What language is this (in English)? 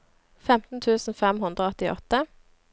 Norwegian